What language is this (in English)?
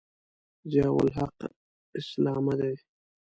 Pashto